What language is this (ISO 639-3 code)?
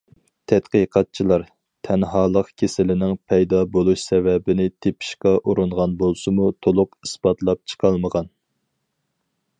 uig